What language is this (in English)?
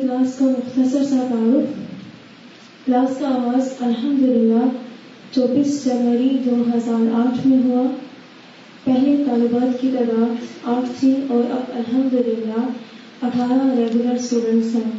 Urdu